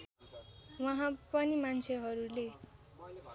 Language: Nepali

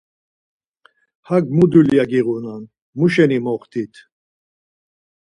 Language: Laz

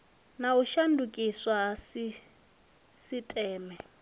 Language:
Venda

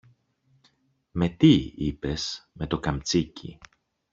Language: Greek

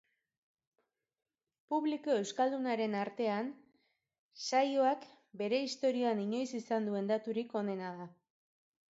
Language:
Basque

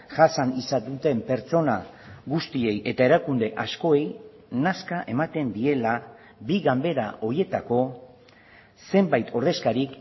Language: Basque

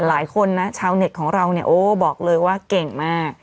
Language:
Thai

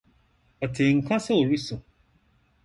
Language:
Akan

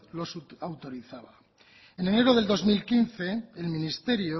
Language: Spanish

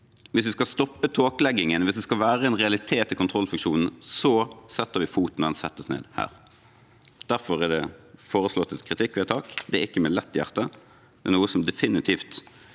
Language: Norwegian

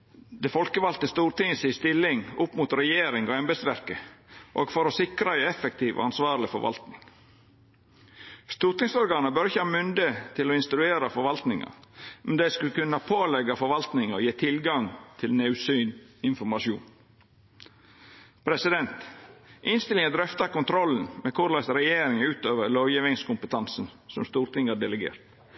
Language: Norwegian Nynorsk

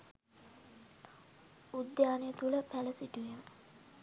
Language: Sinhala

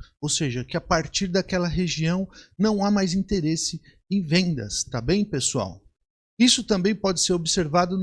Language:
Portuguese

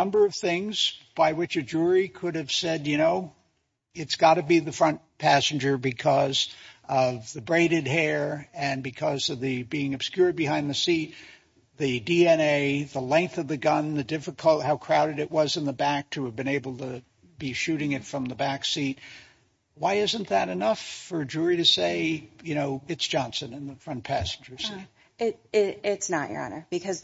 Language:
English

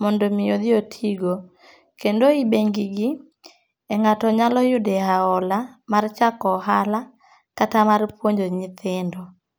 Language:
Luo (Kenya and Tanzania)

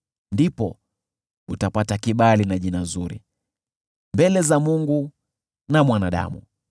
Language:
Swahili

